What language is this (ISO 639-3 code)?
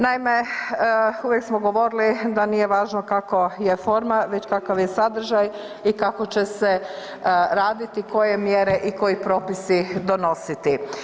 hrv